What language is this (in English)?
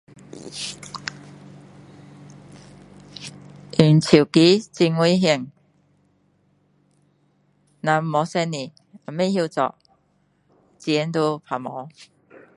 Min Dong Chinese